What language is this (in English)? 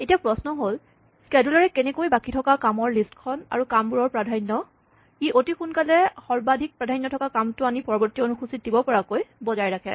Assamese